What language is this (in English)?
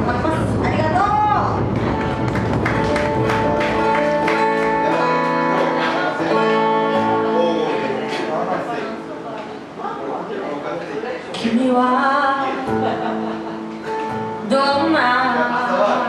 Korean